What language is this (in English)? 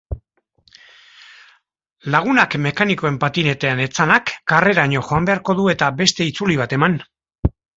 Basque